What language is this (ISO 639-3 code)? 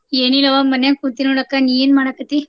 kan